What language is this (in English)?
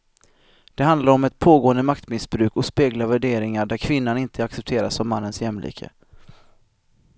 Swedish